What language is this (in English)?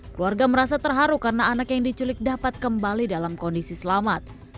Indonesian